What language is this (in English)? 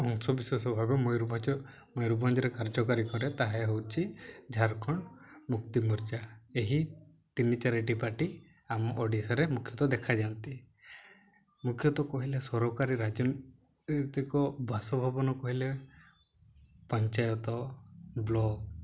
Odia